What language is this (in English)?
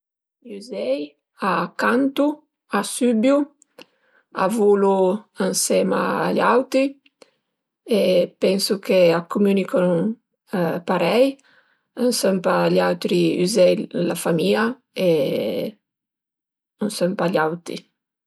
Piedmontese